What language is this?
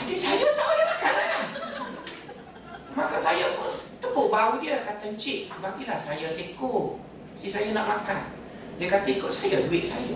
Malay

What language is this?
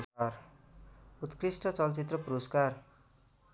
Nepali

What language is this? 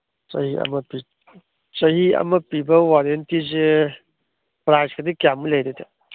Manipuri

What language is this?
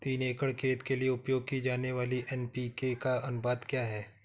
Hindi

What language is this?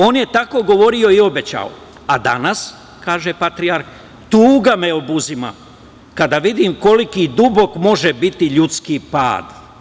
Serbian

